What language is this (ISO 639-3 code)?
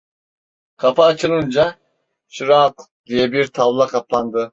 tur